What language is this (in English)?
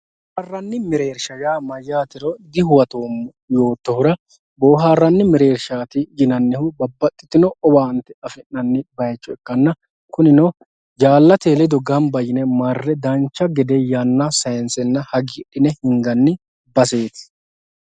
Sidamo